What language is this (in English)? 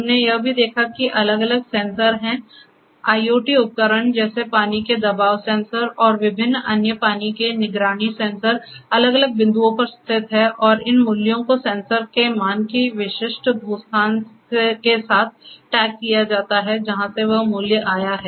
Hindi